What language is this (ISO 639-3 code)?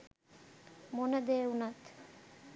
sin